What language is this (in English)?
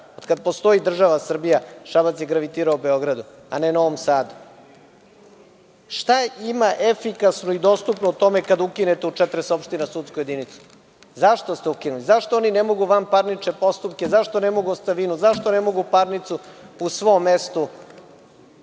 Serbian